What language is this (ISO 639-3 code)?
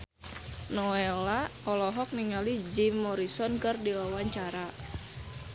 sun